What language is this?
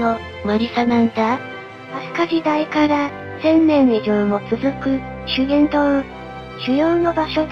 Japanese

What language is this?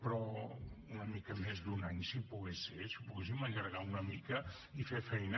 Catalan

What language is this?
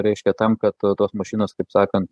Lithuanian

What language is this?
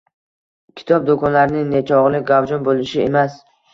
Uzbek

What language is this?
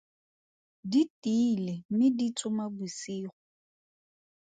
Tswana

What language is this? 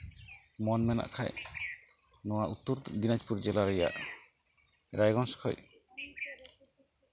Santali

